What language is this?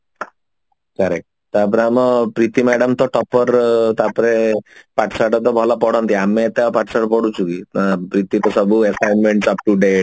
Odia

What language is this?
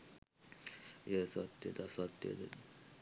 Sinhala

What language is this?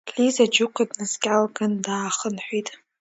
Abkhazian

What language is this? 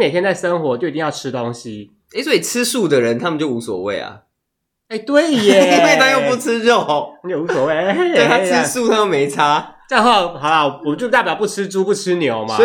Chinese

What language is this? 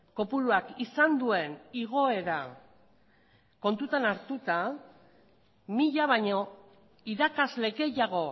Basque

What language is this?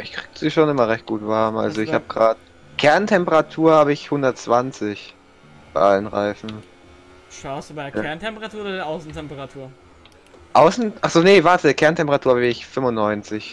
German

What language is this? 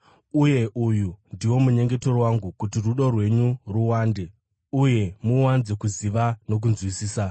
Shona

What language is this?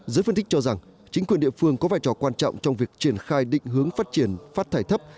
Vietnamese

